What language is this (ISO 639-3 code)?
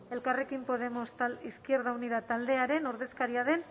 eus